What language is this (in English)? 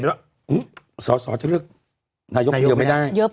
Thai